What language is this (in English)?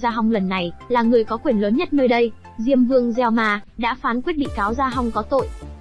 Vietnamese